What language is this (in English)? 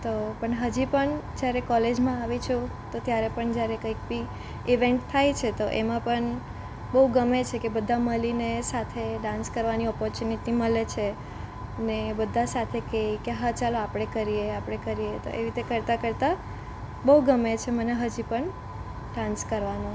Gujarati